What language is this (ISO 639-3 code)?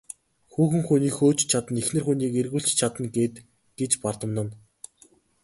mon